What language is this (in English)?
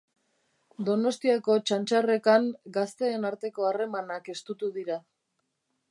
Basque